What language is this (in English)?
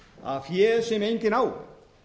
Icelandic